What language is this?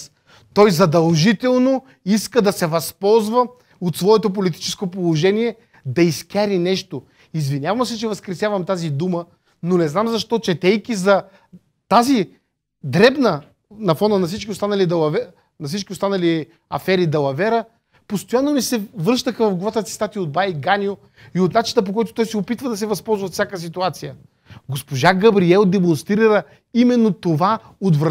Bulgarian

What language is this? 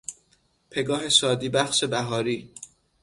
Persian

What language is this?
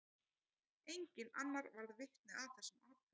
Icelandic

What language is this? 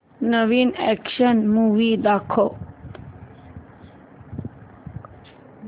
Marathi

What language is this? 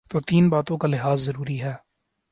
Urdu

